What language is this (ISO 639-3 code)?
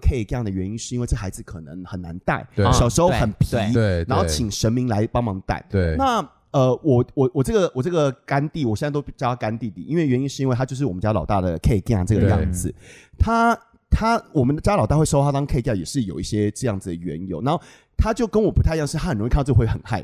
zho